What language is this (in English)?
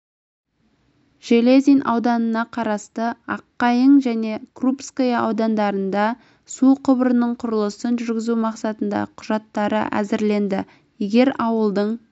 Kazakh